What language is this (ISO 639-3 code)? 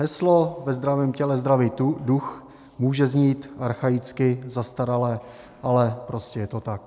ces